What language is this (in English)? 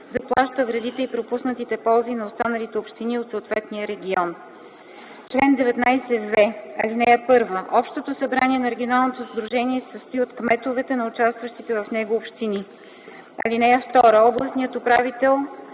Bulgarian